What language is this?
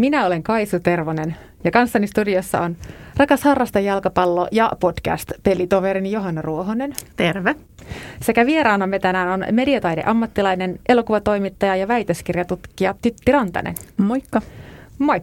Finnish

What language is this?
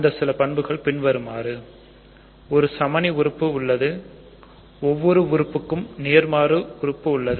Tamil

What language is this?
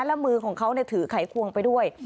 Thai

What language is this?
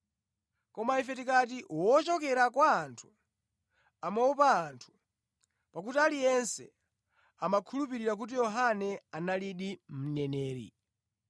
Nyanja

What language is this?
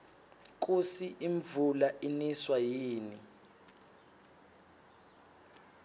Swati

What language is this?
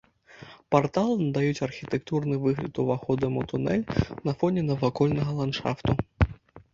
Belarusian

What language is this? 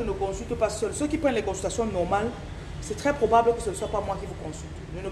French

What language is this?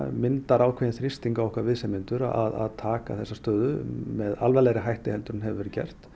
Icelandic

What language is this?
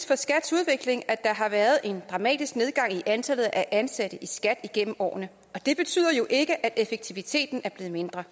Danish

